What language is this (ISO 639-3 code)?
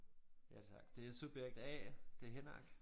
dan